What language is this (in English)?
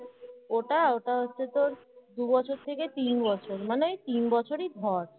Bangla